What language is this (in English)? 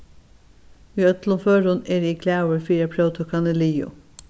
Faroese